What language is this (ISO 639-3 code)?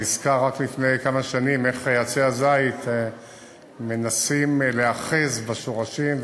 heb